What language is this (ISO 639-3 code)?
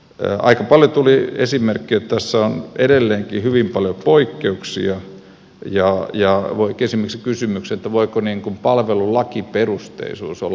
fin